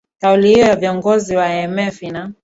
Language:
Swahili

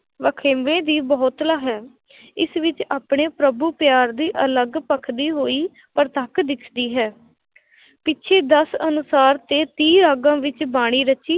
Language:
Punjabi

